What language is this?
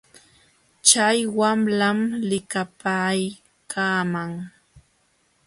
Jauja Wanca Quechua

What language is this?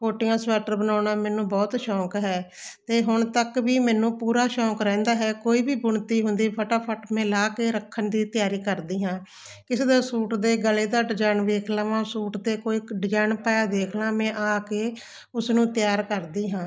Punjabi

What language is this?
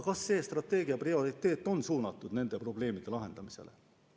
Estonian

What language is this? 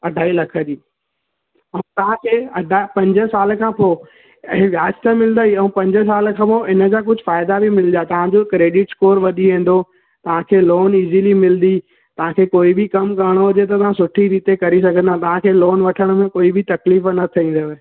Sindhi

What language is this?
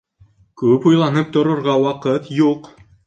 Bashkir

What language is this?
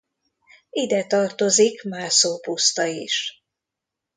Hungarian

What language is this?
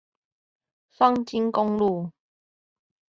Chinese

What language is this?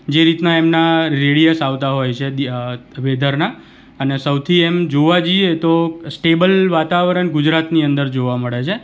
Gujarati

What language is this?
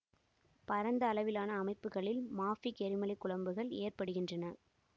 Tamil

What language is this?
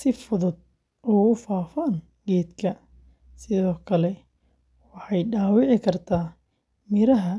Somali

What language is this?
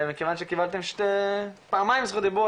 Hebrew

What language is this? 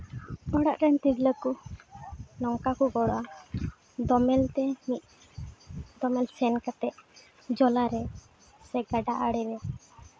Santali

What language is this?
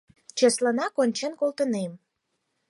Mari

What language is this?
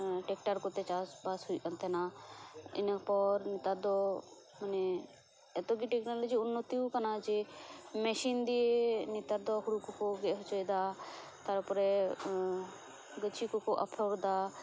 Santali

